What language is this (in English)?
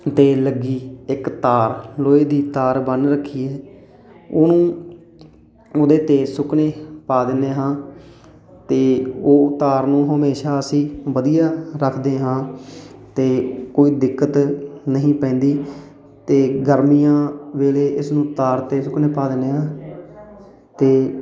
Punjabi